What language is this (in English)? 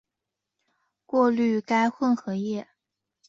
Chinese